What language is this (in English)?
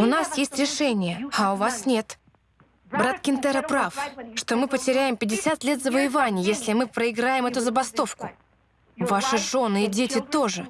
Russian